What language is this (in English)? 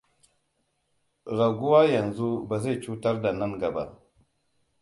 Hausa